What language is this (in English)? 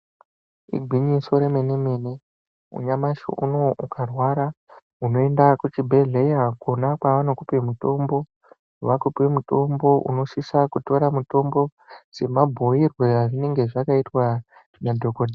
Ndau